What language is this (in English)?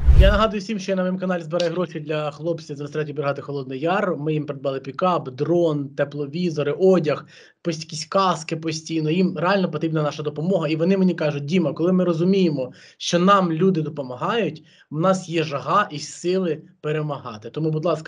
Ukrainian